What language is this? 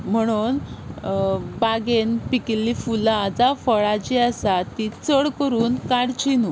Konkani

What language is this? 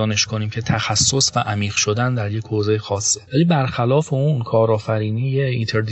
Persian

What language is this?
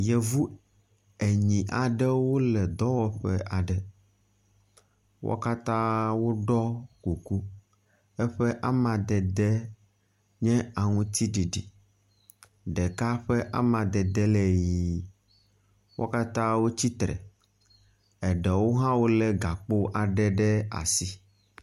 Ewe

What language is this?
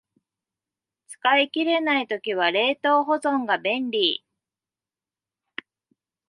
Japanese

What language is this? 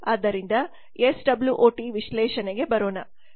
Kannada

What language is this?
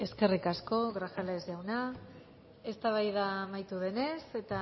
Basque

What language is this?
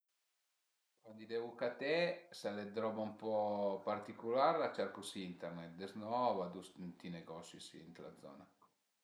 Piedmontese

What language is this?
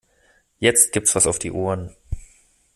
German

